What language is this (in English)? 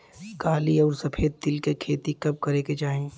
Bhojpuri